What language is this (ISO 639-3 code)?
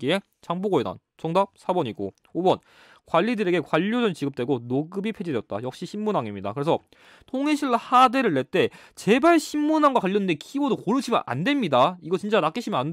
kor